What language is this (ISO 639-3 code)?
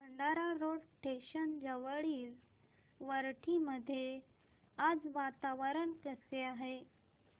mar